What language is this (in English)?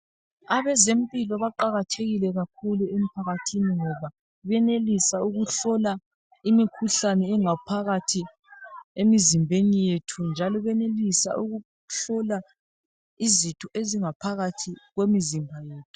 North Ndebele